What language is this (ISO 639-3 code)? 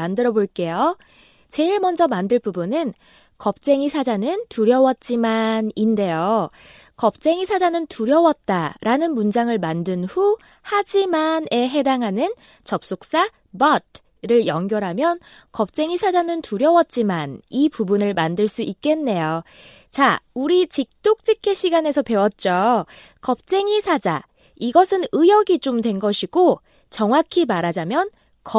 kor